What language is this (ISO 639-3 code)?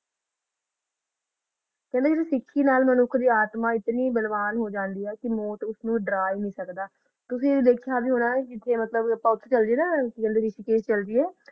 pan